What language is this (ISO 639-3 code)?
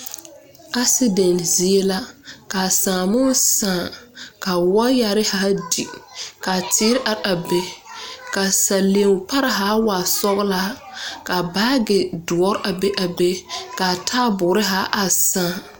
dga